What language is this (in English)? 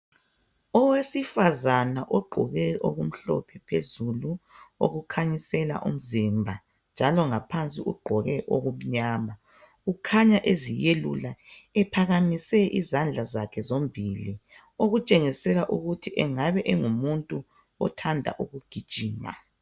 North Ndebele